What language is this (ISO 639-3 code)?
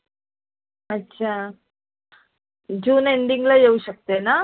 mar